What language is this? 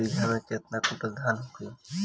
Bhojpuri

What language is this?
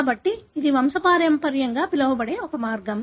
Telugu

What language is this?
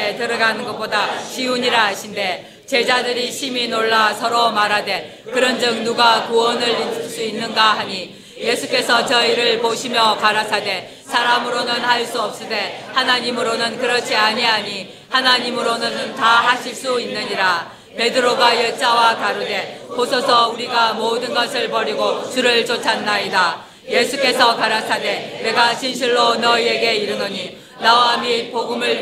Korean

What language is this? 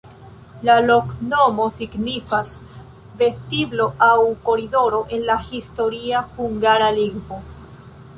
Esperanto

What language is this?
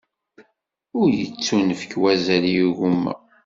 Kabyle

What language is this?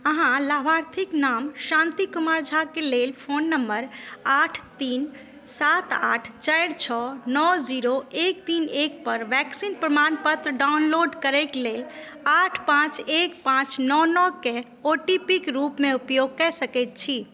Maithili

